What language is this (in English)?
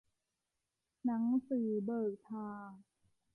Thai